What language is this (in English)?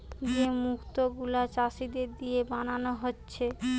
Bangla